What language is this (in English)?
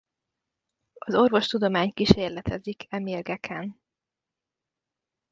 Hungarian